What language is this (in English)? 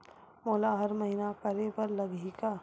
Chhattisgarhi